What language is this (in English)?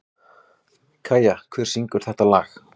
Icelandic